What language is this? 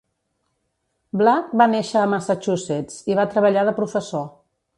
Catalan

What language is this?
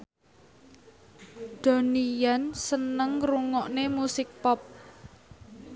Javanese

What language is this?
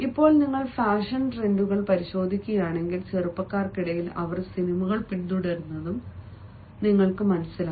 Malayalam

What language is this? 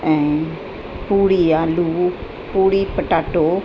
Sindhi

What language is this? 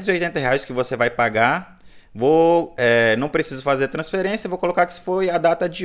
Portuguese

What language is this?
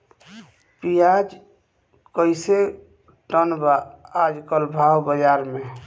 Bhojpuri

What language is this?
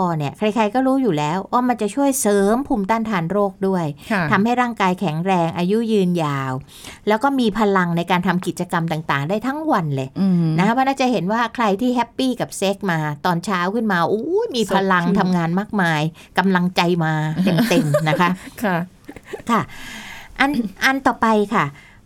Thai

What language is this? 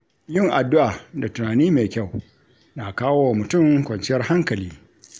Hausa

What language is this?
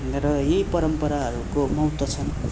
Nepali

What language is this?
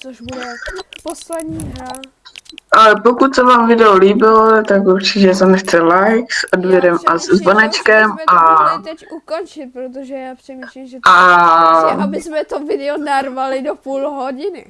Czech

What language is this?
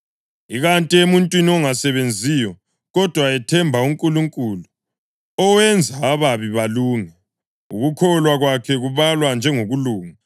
North Ndebele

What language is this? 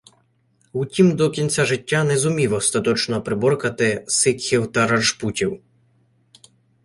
Ukrainian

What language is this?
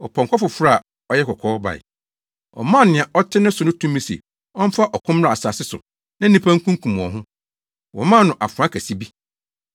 Akan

